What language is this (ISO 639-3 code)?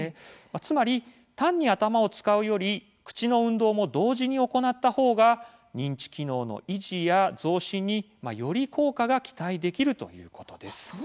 jpn